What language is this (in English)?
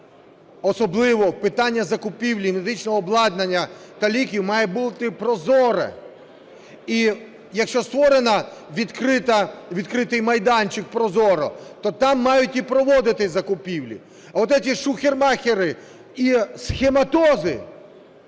Ukrainian